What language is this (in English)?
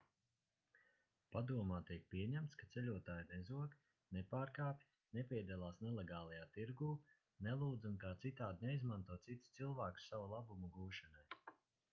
Latvian